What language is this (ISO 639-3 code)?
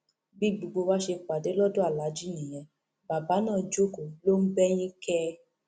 yor